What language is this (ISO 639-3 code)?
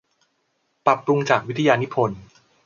tha